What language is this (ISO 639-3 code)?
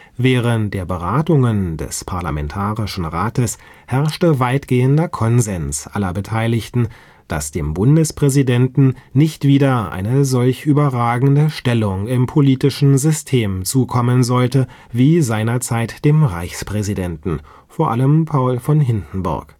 deu